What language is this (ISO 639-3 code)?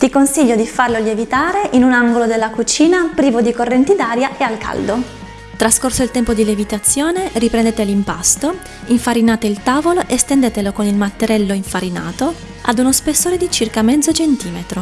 ita